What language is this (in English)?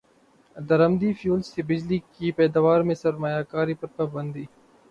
Urdu